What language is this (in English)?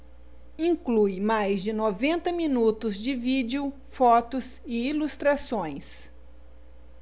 Portuguese